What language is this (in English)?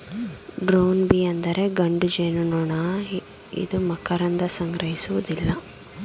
Kannada